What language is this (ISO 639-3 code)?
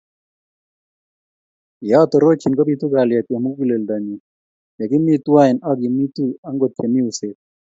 kln